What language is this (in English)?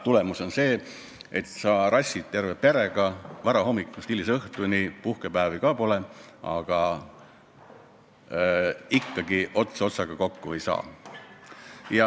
Estonian